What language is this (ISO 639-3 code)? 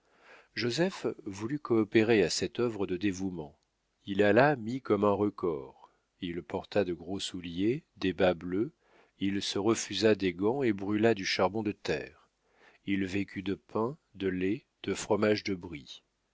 fra